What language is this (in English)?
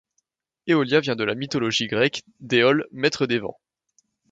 French